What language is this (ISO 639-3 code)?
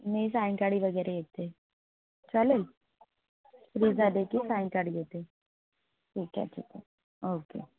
mar